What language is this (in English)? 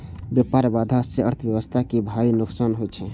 Maithili